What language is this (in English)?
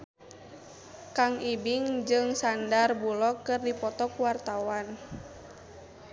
Sundanese